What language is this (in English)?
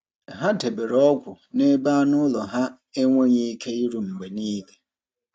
Igbo